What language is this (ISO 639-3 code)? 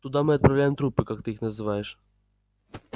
rus